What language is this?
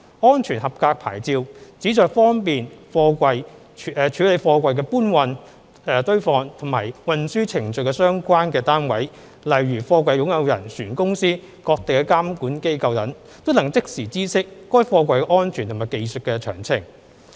Cantonese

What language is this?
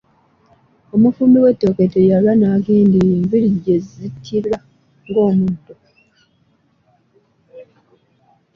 Ganda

